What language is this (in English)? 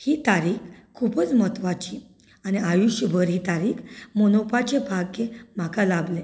Konkani